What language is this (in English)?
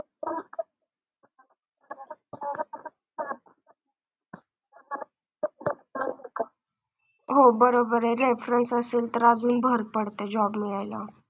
Marathi